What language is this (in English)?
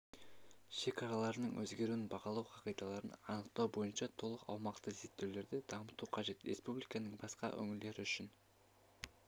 Kazakh